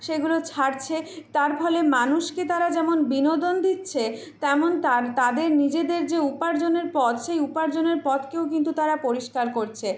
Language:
Bangla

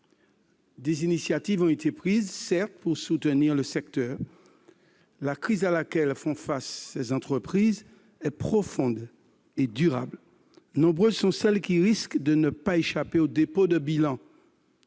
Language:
French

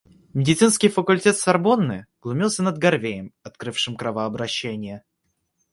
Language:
Russian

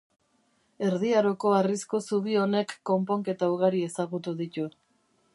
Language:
Basque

